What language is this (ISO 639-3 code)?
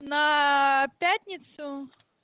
rus